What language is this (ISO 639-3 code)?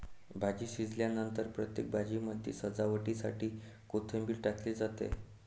mar